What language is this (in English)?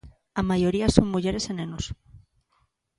Galician